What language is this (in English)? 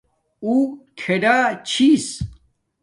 Domaaki